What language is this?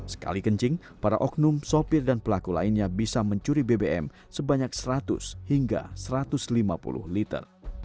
Indonesian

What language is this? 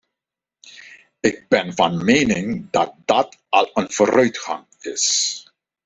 Dutch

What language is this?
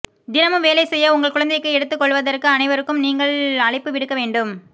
Tamil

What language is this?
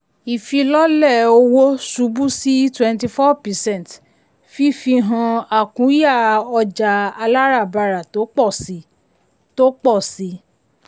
Yoruba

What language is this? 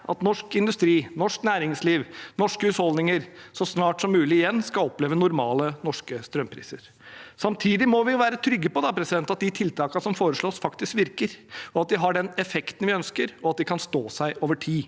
Norwegian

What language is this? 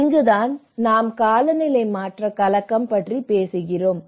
Tamil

